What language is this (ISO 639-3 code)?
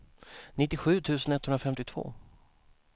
swe